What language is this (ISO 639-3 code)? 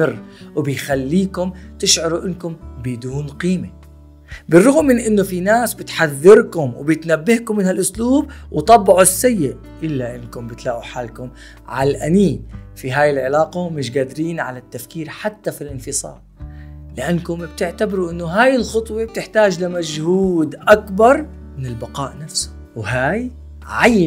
ara